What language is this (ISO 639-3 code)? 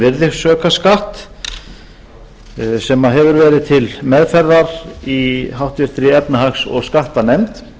isl